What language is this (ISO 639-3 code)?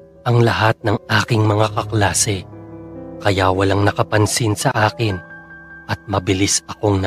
fil